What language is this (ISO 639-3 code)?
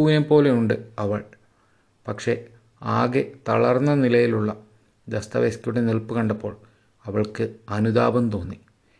mal